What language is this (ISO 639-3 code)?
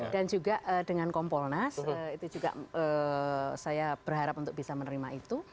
ind